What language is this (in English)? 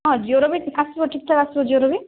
Odia